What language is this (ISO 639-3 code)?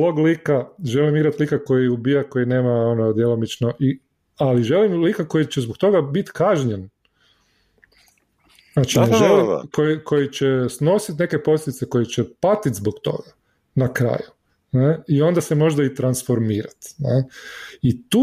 hrv